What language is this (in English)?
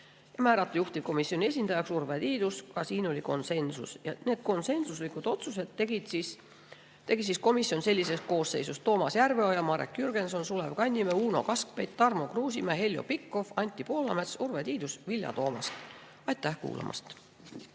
Estonian